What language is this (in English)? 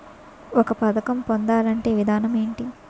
Telugu